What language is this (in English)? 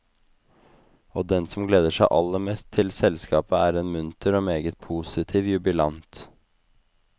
Norwegian